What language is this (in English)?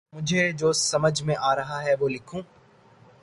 Urdu